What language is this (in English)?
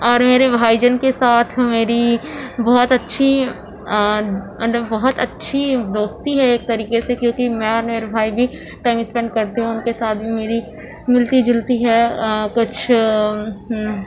Urdu